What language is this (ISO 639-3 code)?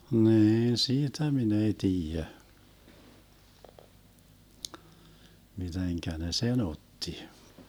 fin